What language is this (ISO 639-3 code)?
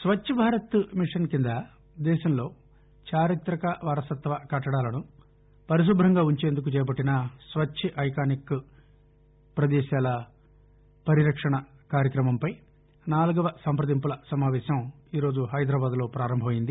tel